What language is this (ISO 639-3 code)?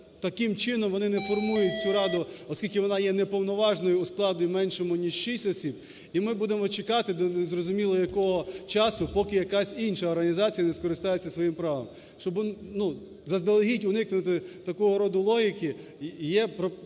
ukr